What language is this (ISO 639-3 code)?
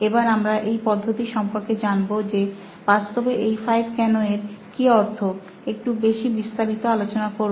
ben